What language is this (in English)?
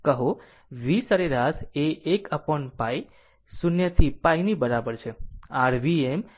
Gujarati